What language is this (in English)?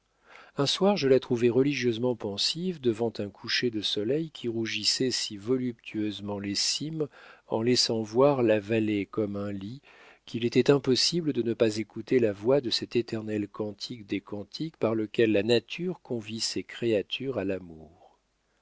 French